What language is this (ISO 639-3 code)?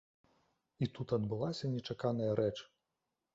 bel